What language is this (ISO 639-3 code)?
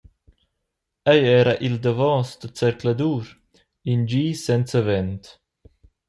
roh